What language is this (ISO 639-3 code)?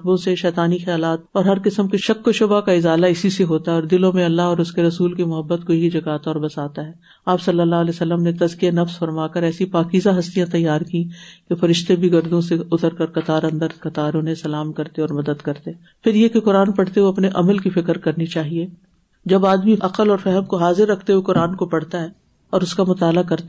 urd